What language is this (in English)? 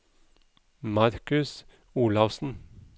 Norwegian